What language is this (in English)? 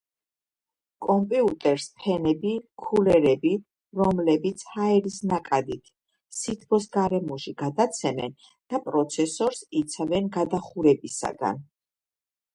Georgian